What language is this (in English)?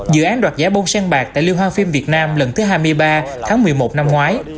Vietnamese